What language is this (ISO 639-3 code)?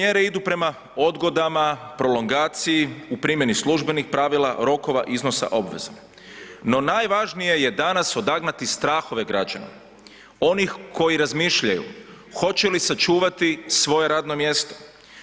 hrv